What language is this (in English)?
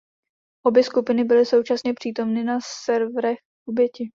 Czech